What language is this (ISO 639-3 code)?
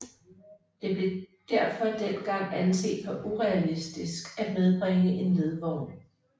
dan